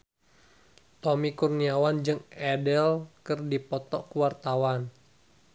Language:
Sundanese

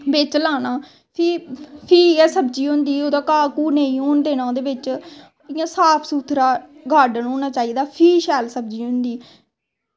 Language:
Dogri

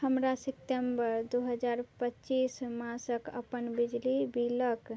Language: Maithili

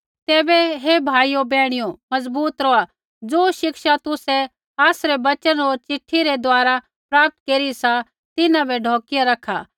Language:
Kullu Pahari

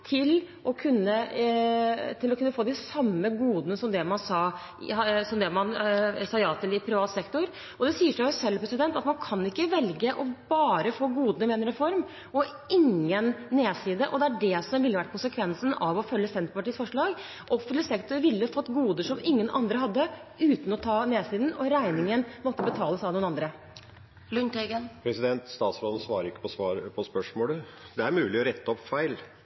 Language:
Norwegian Bokmål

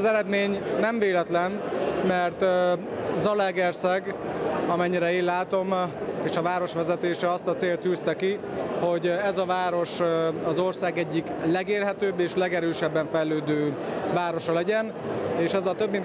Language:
Hungarian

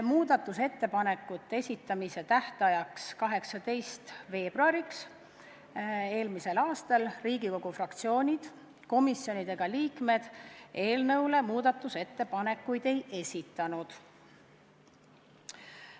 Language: Estonian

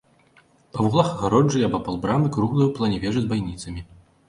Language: Belarusian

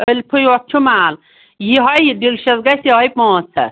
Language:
Kashmiri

